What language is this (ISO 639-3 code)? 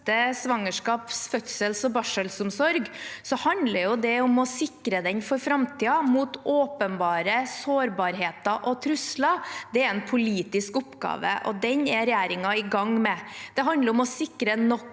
nor